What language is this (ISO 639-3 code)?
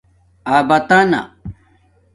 dmk